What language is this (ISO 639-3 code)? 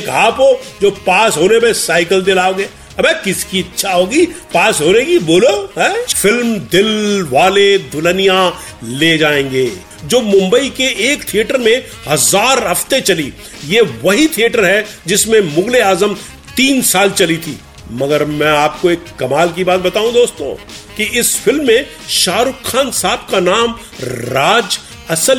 hin